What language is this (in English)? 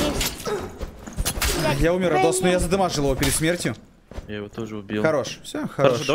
Russian